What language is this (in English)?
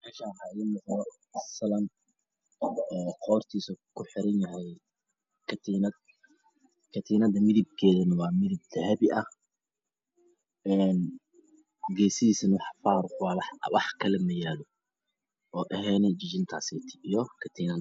Somali